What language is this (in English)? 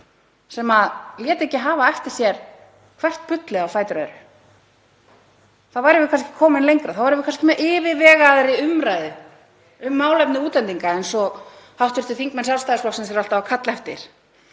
Icelandic